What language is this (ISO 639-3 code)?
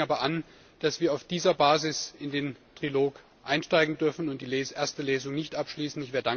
deu